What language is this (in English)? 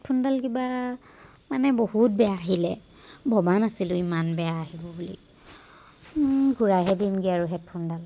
Assamese